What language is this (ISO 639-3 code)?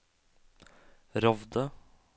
nor